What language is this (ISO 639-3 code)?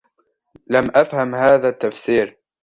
ara